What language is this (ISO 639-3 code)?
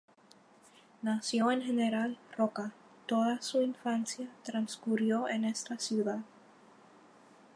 spa